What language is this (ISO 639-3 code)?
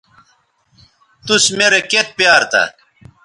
btv